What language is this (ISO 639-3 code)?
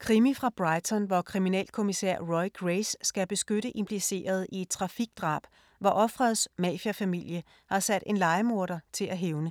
dan